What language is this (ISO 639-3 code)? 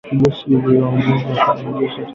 swa